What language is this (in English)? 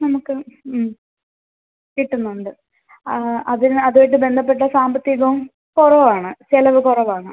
Malayalam